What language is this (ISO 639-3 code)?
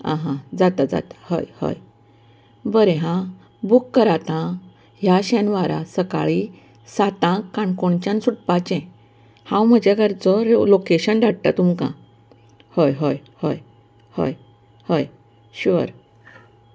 kok